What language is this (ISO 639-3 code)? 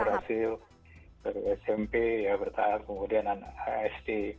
ind